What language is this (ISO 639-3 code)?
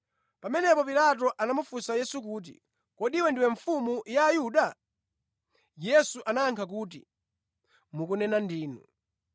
nya